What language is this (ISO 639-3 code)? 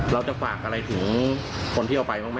tha